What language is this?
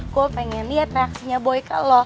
Indonesian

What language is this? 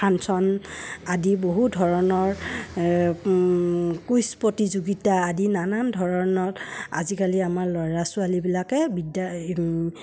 Assamese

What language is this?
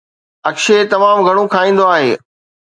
Sindhi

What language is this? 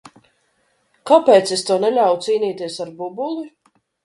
Latvian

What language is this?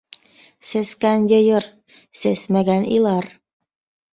Bashkir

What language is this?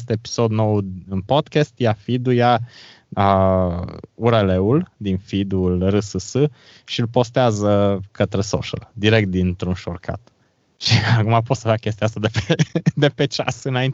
Romanian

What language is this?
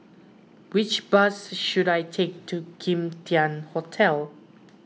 English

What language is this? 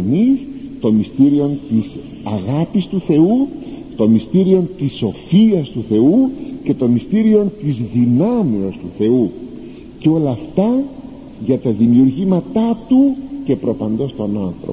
Greek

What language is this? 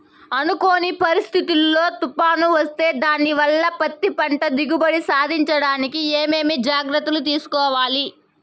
Telugu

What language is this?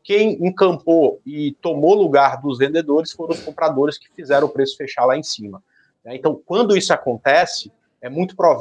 Portuguese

